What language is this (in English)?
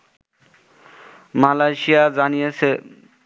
Bangla